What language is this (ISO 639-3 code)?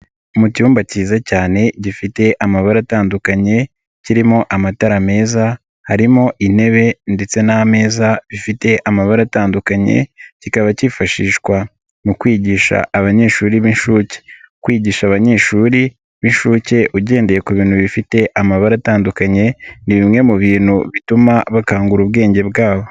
kin